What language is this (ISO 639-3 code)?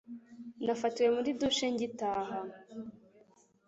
kin